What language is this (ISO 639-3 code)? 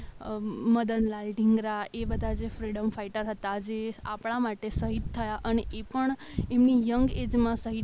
guj